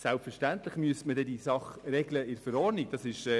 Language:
Swiss German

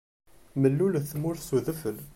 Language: Kabyle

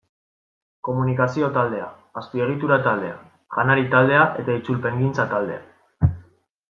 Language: Basque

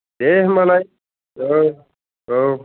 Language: Bodo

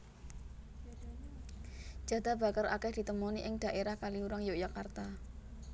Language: Javanese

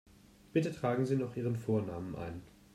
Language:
German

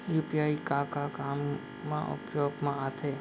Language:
Chhattisgarhi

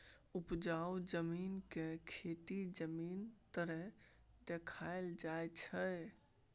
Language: Maithili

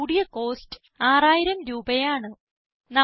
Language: Malayalam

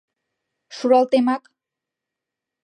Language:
Mari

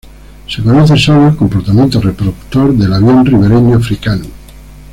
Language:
Spanish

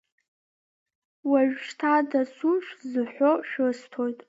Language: Abkhazian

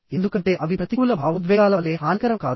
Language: Telugu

